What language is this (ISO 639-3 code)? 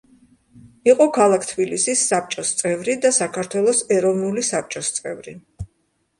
kat